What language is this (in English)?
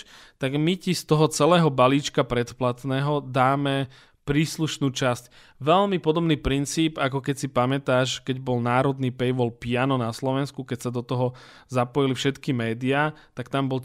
Slovak